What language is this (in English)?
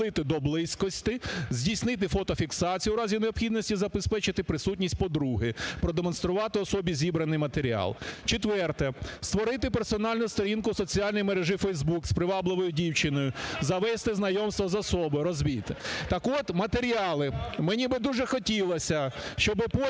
Ukrainian